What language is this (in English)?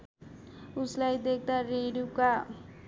Nepali